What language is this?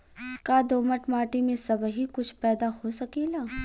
Bhojpuri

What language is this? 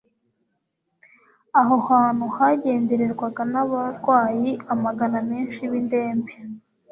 Kinyarwanda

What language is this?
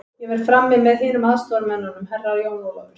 Icelandic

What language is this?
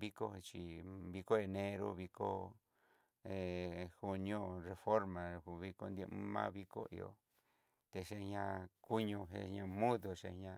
Southeastern Nochixtlán Mixtec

